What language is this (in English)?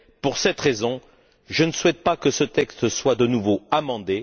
French